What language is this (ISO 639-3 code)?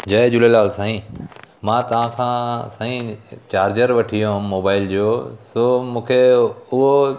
snd